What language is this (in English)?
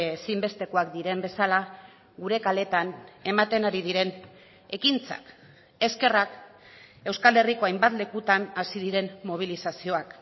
Basque